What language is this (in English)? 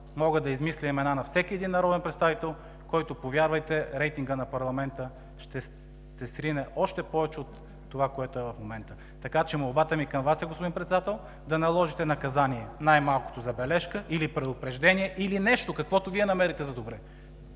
Bulgarian